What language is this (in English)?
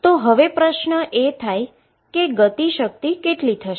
Gujarati